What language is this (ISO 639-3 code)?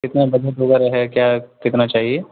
urd